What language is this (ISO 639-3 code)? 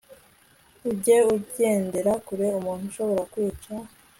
kin